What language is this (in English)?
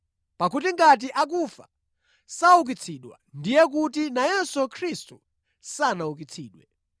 Nyanja